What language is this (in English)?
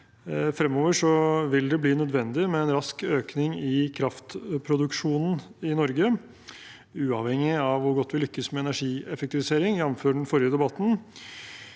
Norwegian